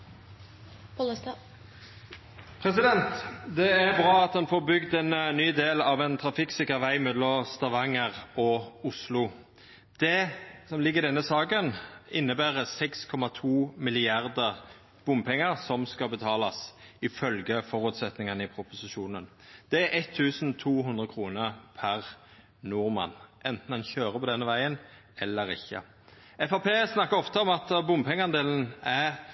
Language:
Norwegian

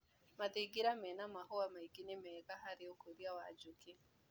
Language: Kikuyu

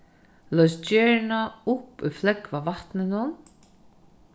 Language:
Faroese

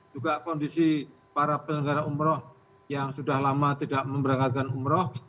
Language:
Indonesian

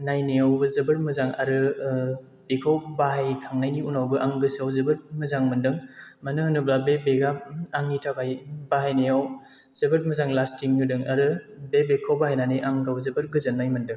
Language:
Bodo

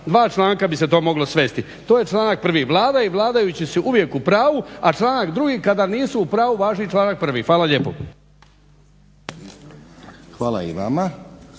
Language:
Croatian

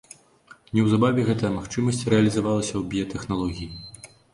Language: Belarusian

